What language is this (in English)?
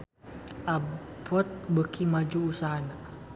Sundanese